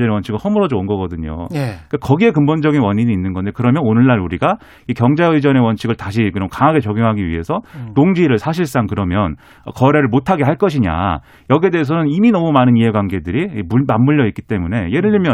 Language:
Korean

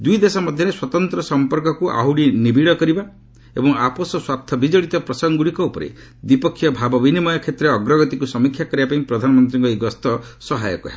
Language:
Odia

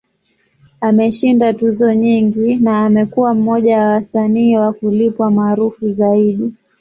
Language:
Swahili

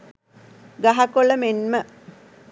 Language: Sinhala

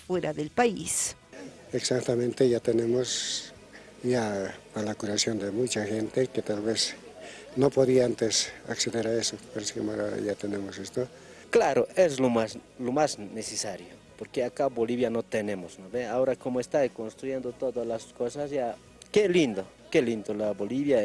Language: Spanish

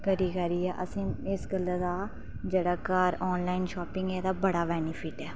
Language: Dogri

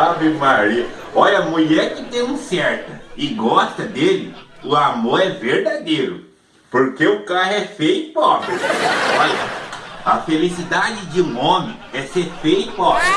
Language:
Portuguese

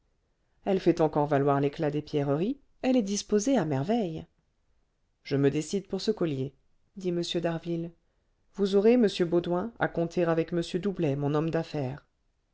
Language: French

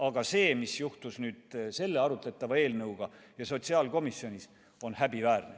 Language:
Estonian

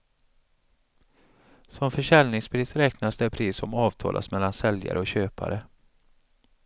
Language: Swedish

